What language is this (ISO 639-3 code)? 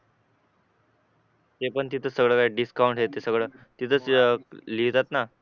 mar